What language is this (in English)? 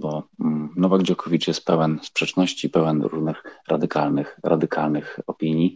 Polish